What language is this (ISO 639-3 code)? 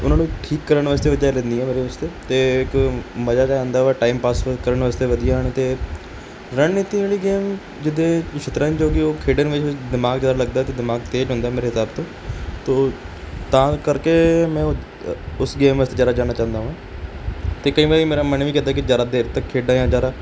pan